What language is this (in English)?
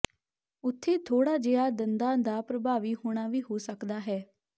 Punjabi